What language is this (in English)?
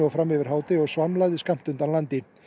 Icelandic